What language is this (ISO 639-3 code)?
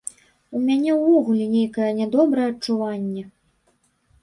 bel